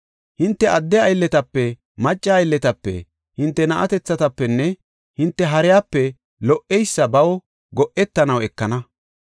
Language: Gofa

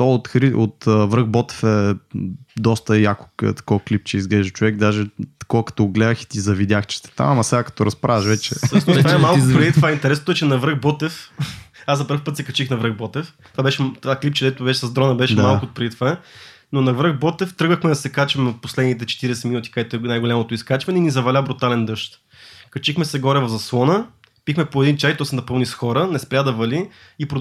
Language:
Bulgarian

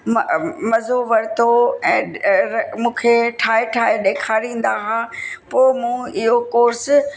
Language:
Sindhi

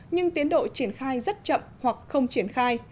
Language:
Vietnamese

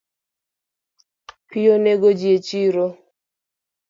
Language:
Luo (Kenya and Tanzania)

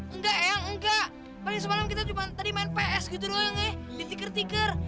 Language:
Indonesian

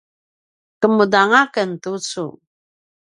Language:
Paiwan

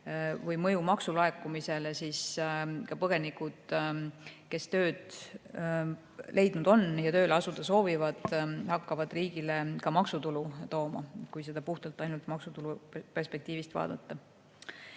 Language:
Estonian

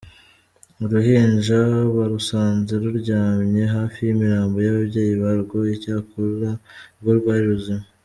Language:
Kinyarwanda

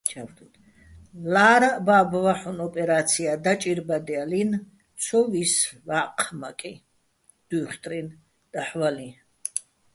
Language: Bats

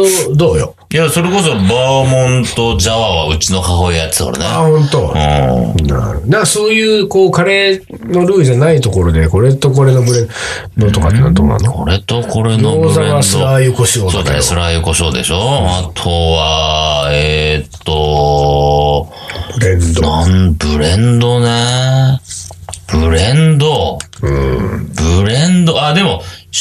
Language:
Japanese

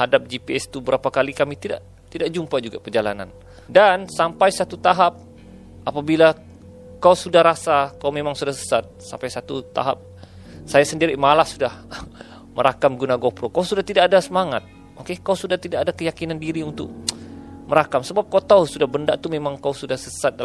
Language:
Malay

